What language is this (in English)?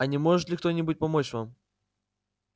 Russian